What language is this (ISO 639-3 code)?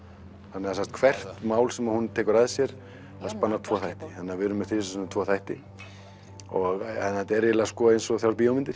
isl